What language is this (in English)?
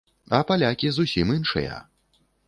Belarusian